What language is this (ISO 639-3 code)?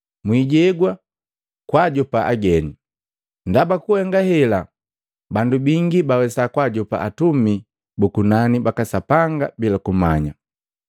mgv